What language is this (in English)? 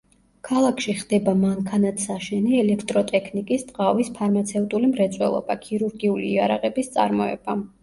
Georgian